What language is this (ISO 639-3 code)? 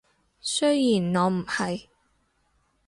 yue